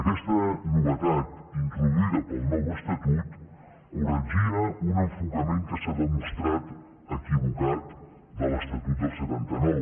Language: Catalan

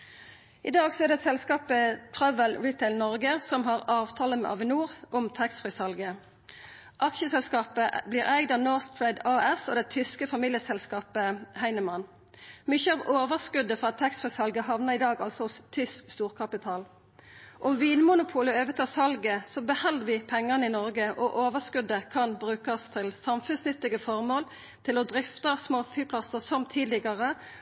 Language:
Norwegian Nynorsk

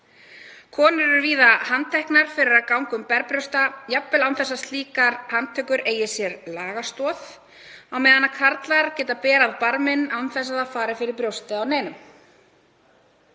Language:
Icelandic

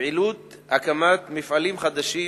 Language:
Hebrew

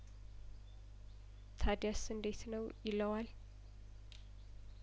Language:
Amharic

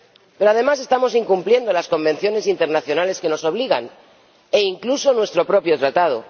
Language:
Spanish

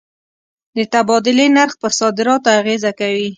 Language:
Pashto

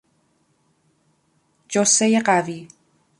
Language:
Persian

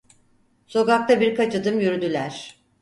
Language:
Turkish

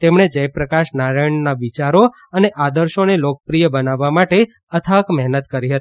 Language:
Gujarati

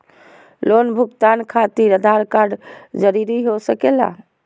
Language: Magahi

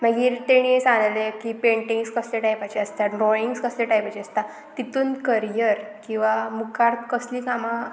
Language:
Konkani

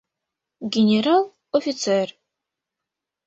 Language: Mari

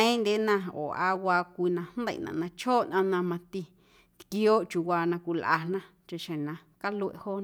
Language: Guerrero Amuzgo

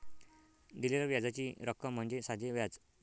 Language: Marathi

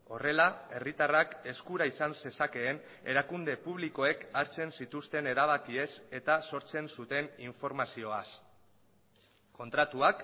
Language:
Basque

